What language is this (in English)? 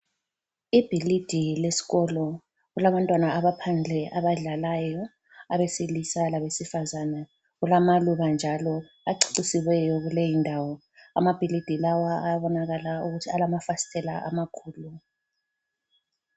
North Ndebele